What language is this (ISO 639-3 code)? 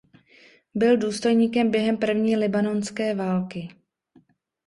ces